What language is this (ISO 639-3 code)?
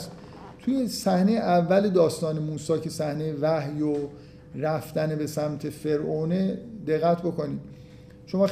fas